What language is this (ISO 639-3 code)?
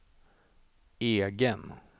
swe